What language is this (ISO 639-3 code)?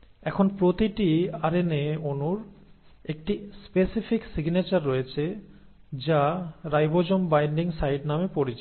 ben